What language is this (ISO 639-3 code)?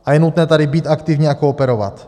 ces